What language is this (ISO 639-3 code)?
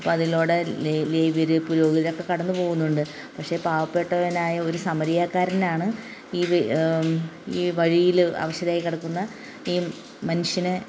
mal